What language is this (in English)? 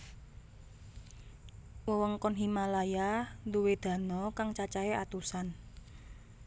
Javanese